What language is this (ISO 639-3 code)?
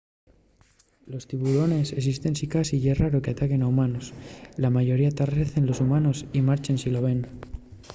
ast